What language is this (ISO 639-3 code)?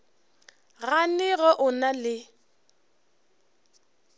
nso